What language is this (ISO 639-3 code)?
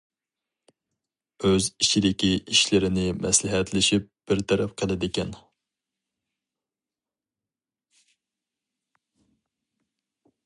uig